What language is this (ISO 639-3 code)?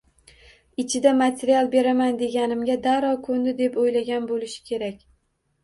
uzb